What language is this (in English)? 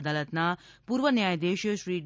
Gujarati